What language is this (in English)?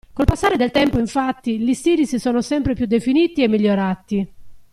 Italian